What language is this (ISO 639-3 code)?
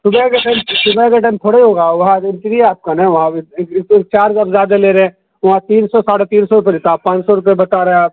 urd